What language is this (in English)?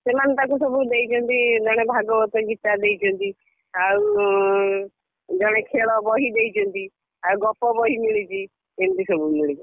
Odia